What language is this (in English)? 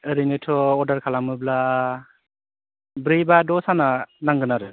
Bodo